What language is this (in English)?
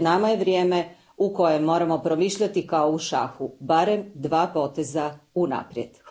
Croatian